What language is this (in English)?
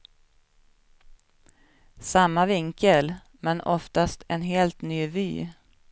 Swedish